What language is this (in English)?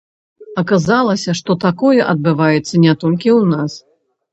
Belarusian